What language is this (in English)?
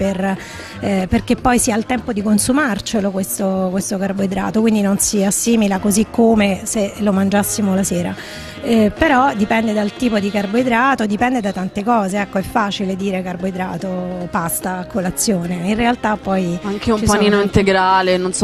Italian